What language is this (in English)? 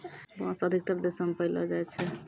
Maithili